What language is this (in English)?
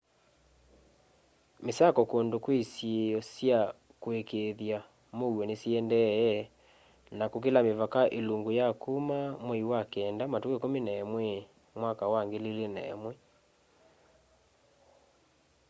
Kamba